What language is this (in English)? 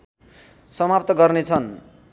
Nepali